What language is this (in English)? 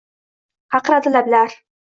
Uzbek